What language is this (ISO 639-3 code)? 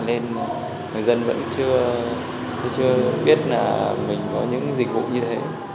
vie